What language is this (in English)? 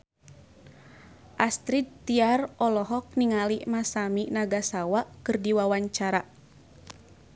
Sundanese